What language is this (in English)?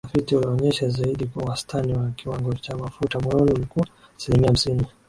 Swahili